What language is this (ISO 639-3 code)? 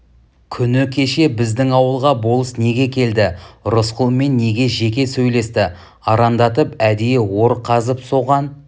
kaz